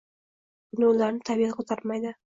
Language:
Uzbek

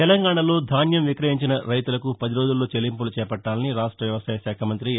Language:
Telugu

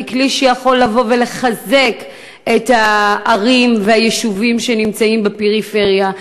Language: Hebrew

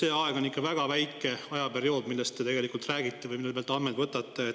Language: Estonian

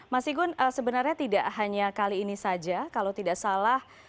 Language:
Indonesian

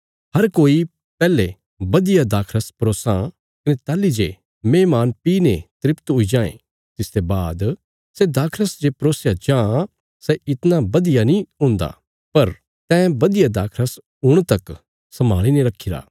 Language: Bilaspuri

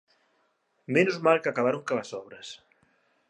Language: Galician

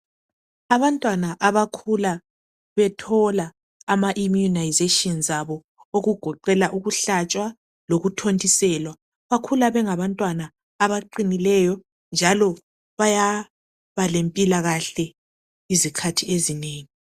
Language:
North Ndebele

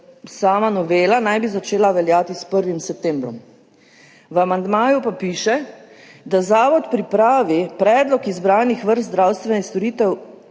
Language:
Slovenian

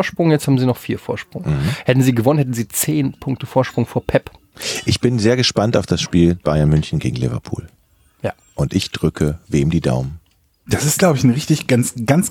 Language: German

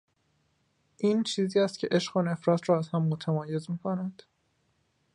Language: Persian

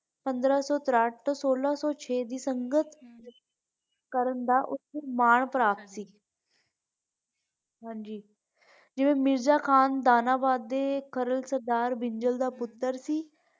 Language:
Punjabi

